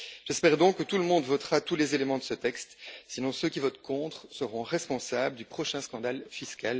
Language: French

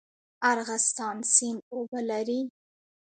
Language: Pashto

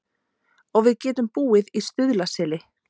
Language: Icelandic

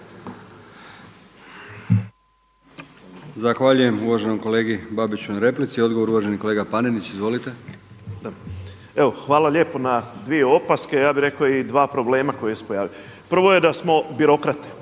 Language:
Croatian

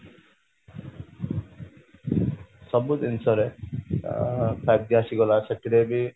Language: Odia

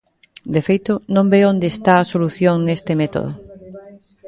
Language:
Galician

